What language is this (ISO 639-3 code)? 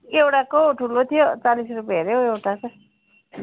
nep